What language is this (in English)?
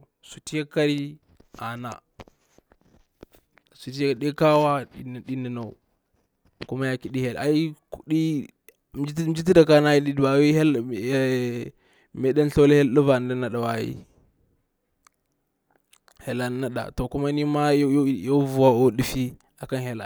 Bura-Pabir